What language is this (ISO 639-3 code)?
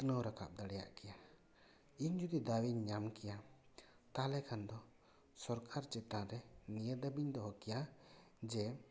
sat